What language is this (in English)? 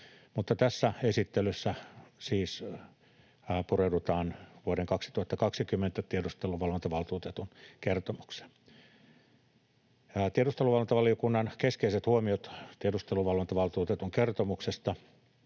Finnish